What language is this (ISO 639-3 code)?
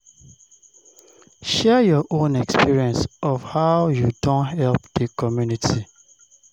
pcm